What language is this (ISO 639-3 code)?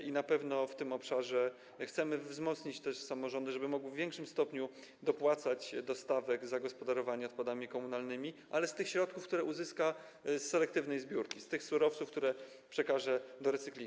pol